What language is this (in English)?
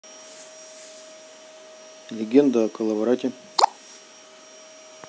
Russian